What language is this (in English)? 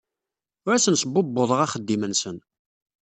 Kabyle